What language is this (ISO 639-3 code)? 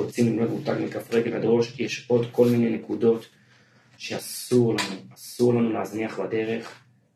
heb